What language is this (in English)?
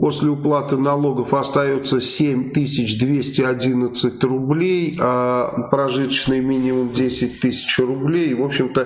Russian